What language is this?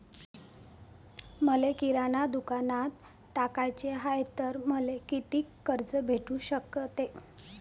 Marathi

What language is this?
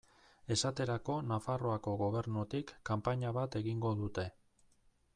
Basque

